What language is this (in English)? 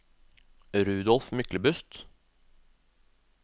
Norwegian